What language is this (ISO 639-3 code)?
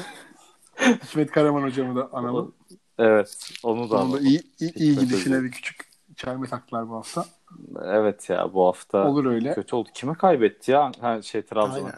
tur